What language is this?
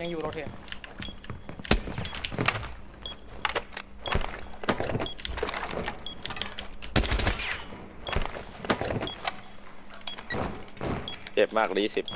Thai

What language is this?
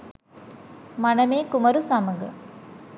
Sinhala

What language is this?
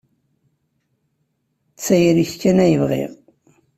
Kabyle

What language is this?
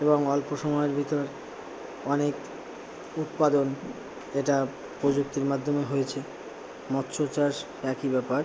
Bangla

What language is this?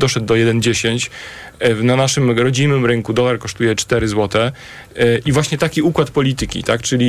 Polish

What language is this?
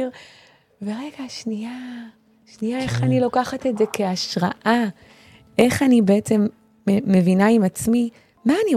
Hebrew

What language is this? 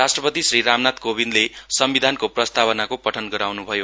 Nepali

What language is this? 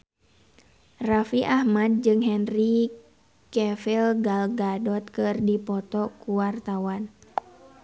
Sundanese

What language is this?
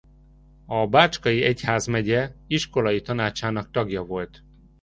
Hungarian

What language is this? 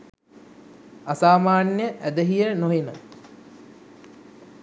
Sinhala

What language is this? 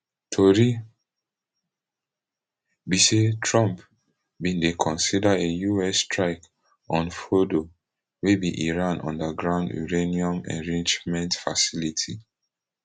Nigerian Pidgin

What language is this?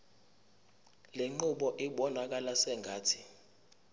Zulu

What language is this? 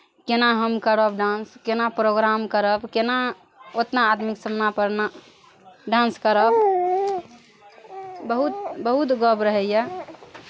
Maithili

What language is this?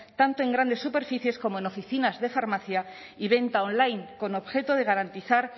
Spanish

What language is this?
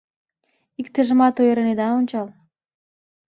Mari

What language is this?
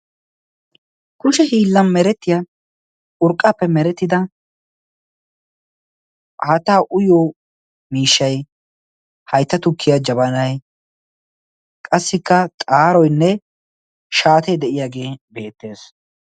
Wolaytta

